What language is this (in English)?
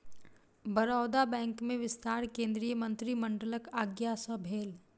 Maithili